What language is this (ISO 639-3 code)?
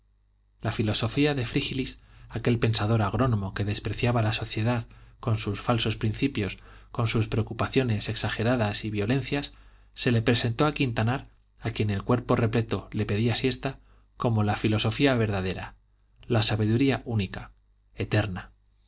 spa